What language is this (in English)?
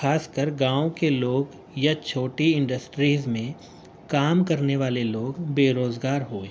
Urdu